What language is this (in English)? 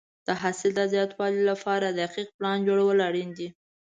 Pashto